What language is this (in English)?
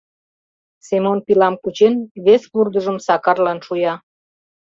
Mari